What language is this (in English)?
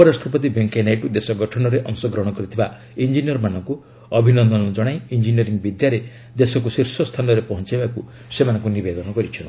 Odia